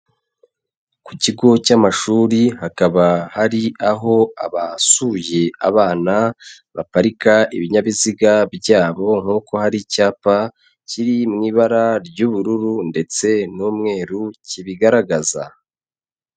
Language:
Kinyarwanda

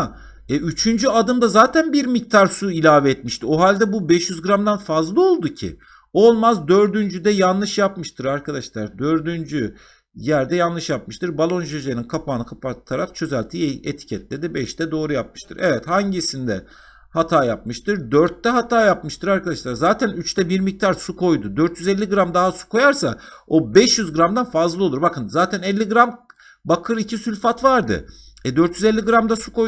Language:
Turkish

